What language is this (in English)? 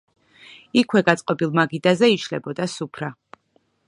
Georgian